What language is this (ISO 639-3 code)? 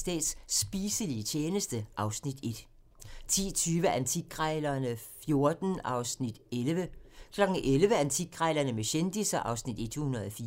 dan